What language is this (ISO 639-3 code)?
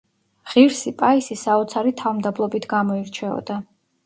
kat